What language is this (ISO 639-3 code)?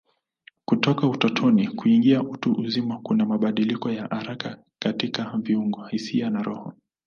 swa